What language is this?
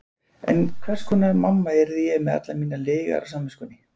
Icelandic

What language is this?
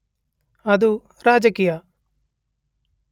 Kannada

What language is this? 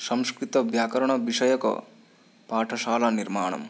Sanskrit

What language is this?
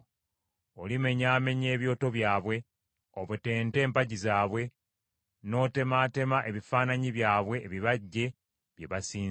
Ganda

